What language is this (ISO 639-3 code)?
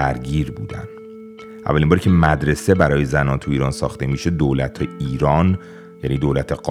fas